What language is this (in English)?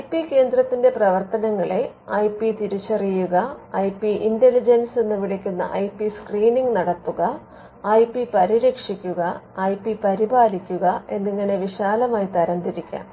Malayalam